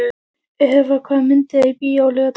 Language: Icelandic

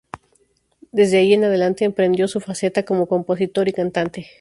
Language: Spanish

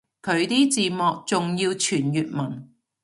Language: Cantonese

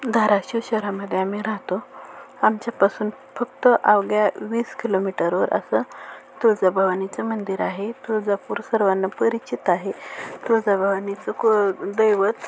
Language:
Marathi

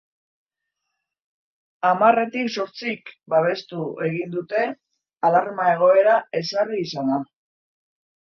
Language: Basque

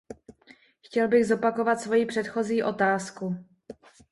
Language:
Czech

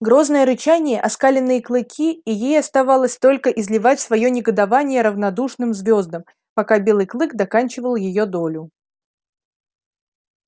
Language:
Russian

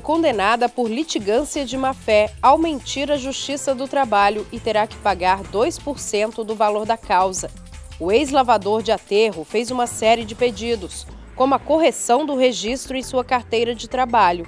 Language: Portuguese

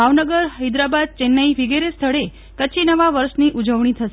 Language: Gujarati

